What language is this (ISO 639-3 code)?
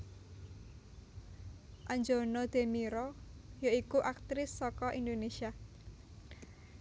jav